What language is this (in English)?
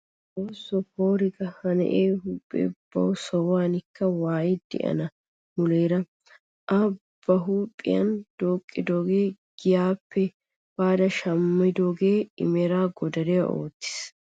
Wolaytta